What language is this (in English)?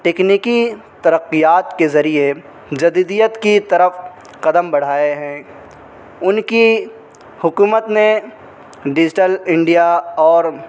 Urdu